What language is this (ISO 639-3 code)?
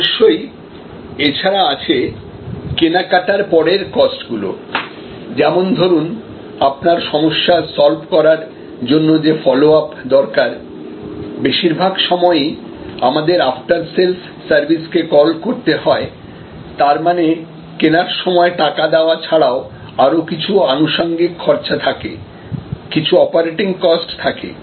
ben